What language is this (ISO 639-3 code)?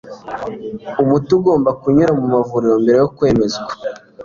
kin